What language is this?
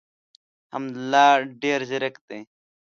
Pashto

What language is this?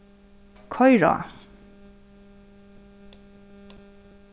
Faroese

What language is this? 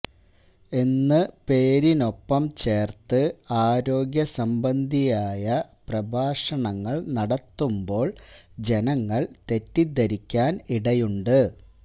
Malayalam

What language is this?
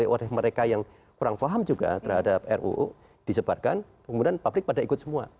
Indonesian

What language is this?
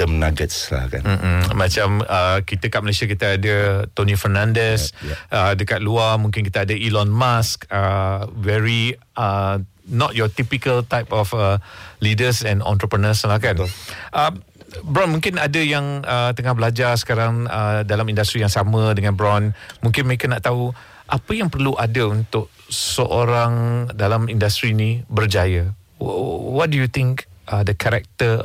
Malay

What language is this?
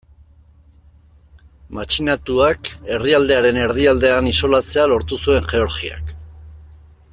Basque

